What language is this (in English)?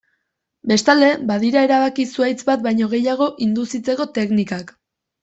Basque